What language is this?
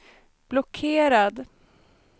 Swedish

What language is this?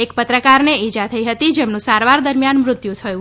Gujarati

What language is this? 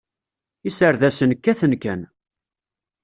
Kabyle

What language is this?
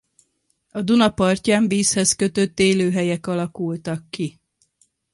Hungarian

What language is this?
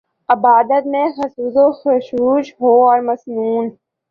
Urdu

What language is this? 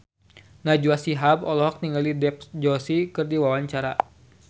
Sundanese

